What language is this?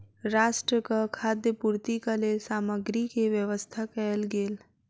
Maithili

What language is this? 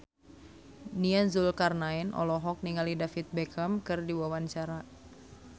Sundanese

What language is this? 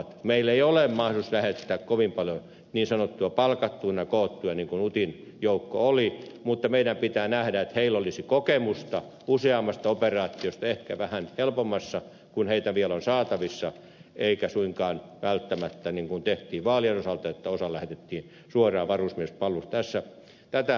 Finnish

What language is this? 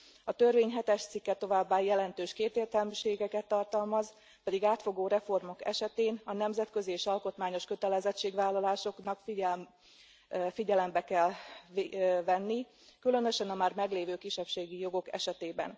Hungarian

